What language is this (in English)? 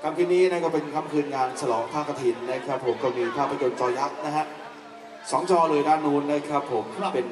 Thai